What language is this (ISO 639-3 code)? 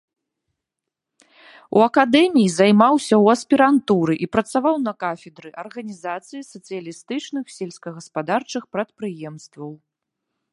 bel